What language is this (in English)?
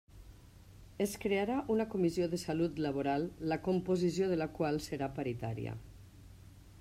Catalan